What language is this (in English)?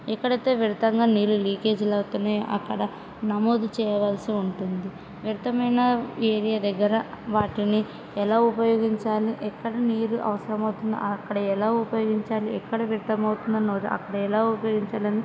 Telugu